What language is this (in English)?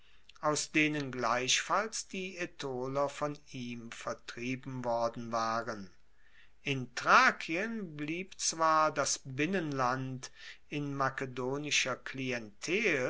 German